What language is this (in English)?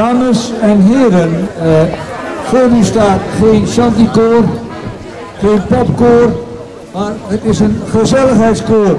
Dutch